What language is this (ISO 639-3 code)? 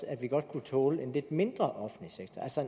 dan